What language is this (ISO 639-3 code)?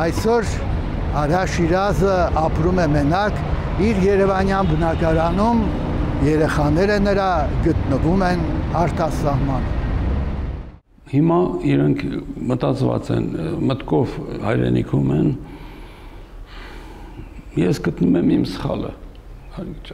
ron